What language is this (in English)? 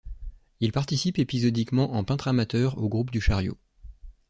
French